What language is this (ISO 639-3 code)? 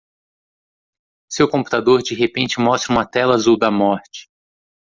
por